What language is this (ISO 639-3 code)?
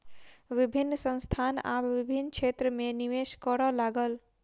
mai